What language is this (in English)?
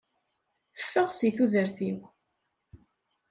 Kabyle